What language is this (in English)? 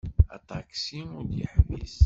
Kabyle